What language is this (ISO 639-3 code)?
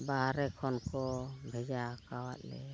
sat